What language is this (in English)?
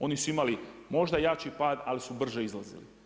Croatian